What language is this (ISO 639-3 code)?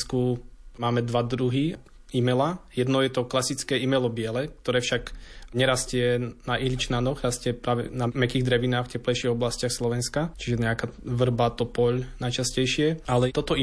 slk